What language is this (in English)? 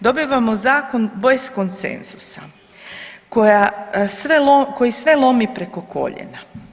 Croatian